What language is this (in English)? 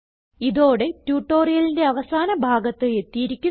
Malayalam